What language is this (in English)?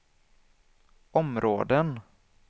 Swedish